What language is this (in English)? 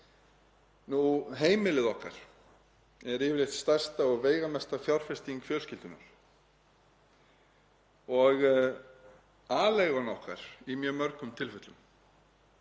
Icelandic